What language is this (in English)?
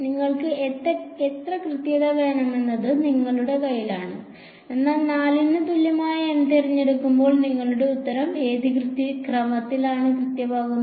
Malayalam